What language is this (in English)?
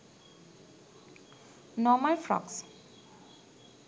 Sinhala